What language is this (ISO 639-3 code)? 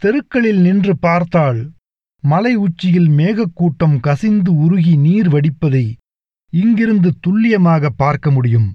tam